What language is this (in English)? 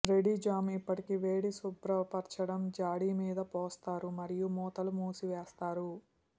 Telugu